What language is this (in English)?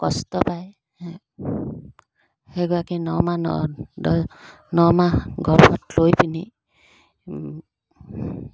Assamese